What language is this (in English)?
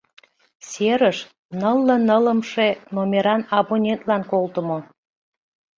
Mari